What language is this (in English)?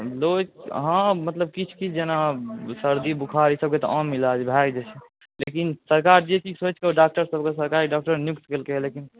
Maithili